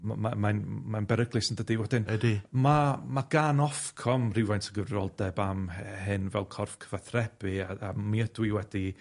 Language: Welsh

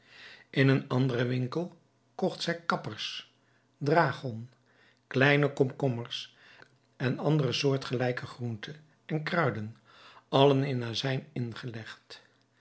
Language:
Dutch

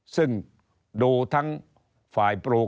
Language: Thai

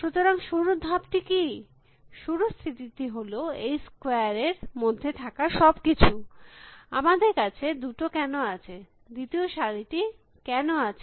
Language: Bangla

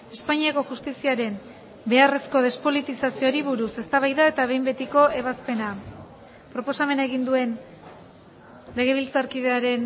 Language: Basque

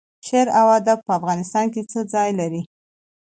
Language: Pashto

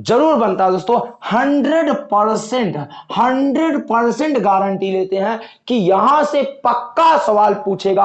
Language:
Hindi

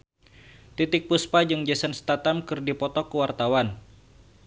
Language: Sundanese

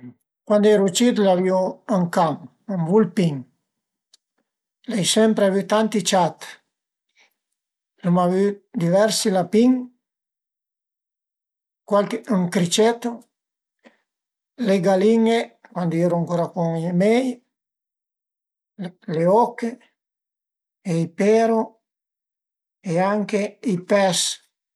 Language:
Piedmontese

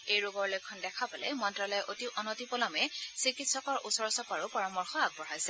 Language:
Assamese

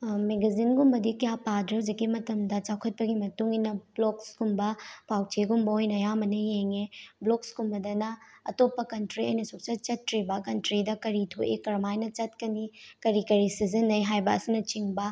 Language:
Manipuri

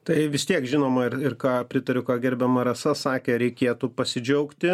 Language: Lithuanian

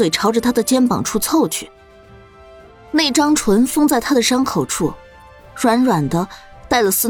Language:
Chinese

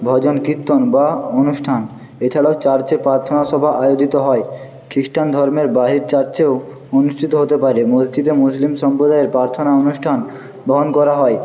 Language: Bangla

